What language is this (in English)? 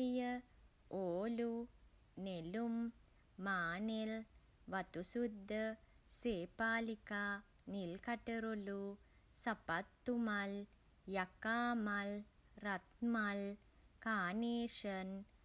Sinhala